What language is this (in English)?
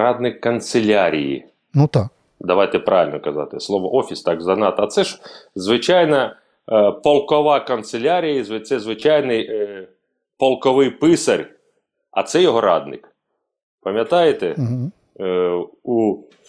Ukrainian